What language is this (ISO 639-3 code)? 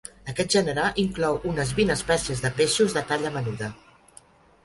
cat